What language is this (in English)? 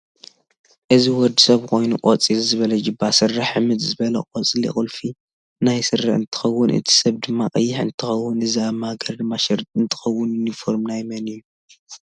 Tigrinya